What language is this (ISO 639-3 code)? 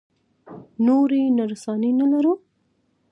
pus